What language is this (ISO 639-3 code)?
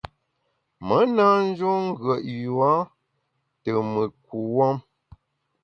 bax